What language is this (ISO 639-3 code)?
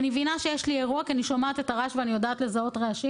heb